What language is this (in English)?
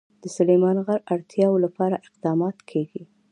Pashto